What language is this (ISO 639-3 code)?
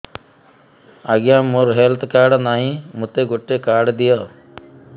ori